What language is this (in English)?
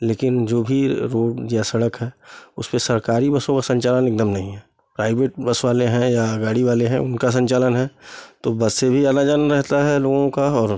Hindi